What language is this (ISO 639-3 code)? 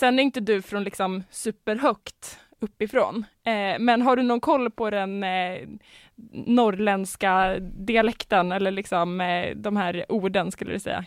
swe